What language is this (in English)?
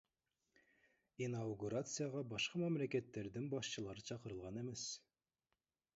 Kyrgyz